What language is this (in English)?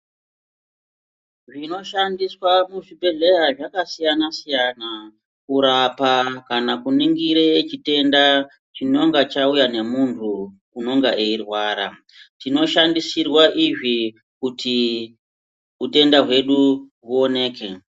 Ndau